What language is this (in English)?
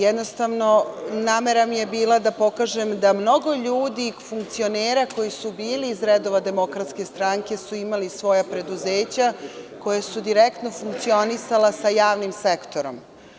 Serbian